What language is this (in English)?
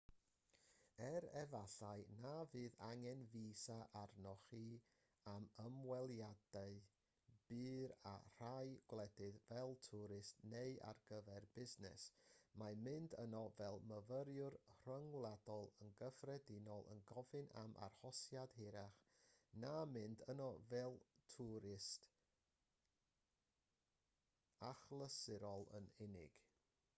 Welsh